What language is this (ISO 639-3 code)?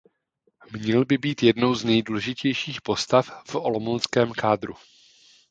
ces